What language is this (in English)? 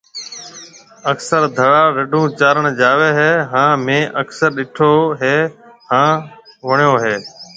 Marwari (Pakistan)